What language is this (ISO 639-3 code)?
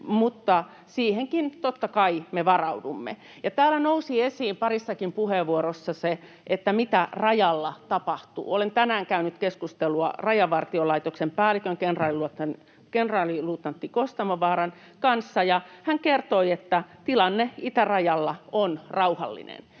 fin